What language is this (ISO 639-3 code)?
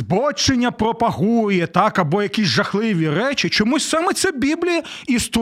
ukr